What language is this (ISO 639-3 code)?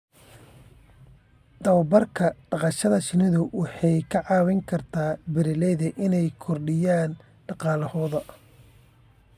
som